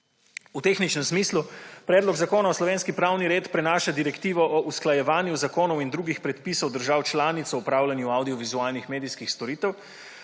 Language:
Slovenian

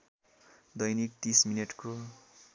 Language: Nepali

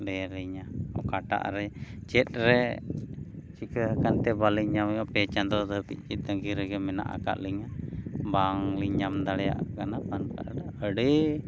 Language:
Santali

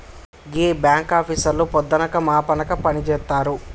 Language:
Telugu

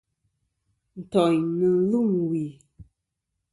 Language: Kom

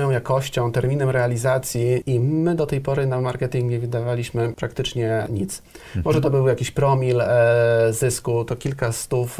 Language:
Polish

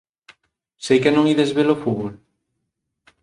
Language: Galician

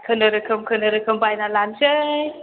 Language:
Bodo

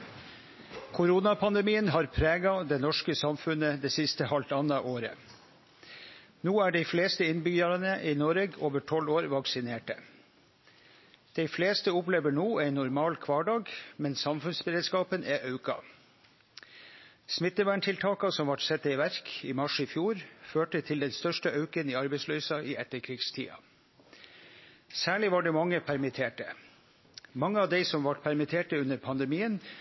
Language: Norwegian Nynorsk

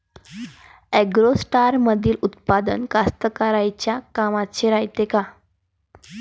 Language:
Marathi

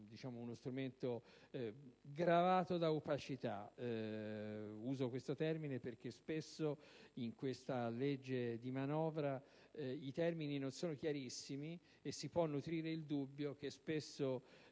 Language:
Italian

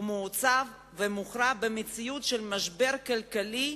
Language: Hebrew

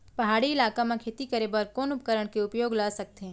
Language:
Chhattisgarhi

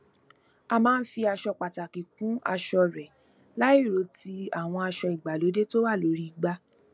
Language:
Yoruba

